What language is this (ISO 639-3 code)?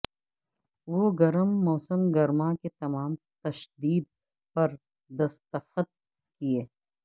urd